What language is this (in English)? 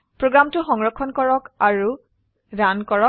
Assamese